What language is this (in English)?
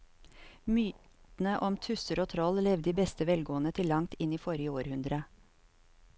Norwegian